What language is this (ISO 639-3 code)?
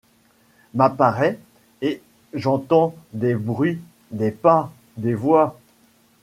fra